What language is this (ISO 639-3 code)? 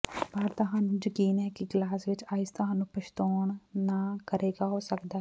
pan